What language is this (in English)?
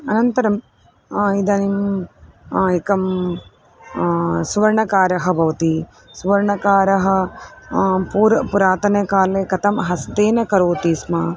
Sanskrit